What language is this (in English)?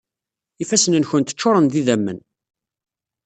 Kabyle